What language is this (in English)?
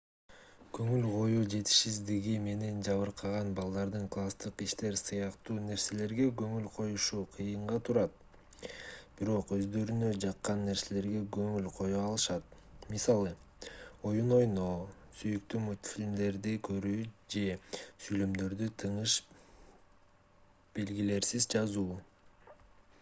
Kyrgyz